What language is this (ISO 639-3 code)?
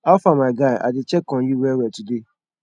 pcm